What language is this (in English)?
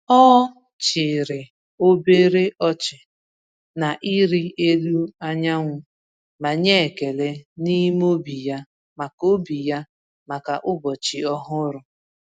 Igbo